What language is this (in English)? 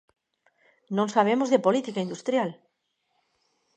Galician